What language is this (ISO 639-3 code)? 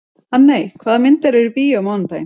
isl